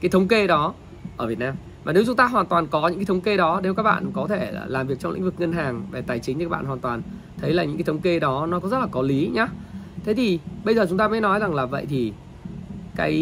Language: Vietnamese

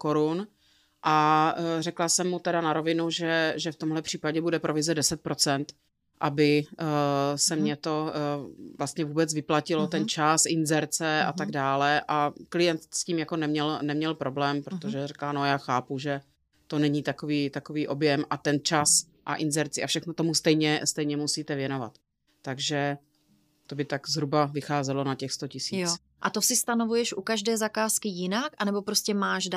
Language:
Czech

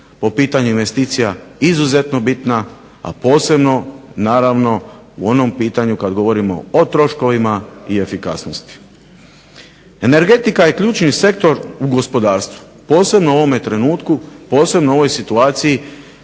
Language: Croatian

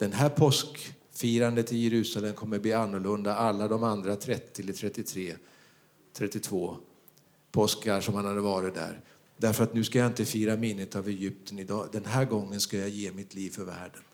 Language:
Swedish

